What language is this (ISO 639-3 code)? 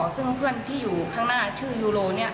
tha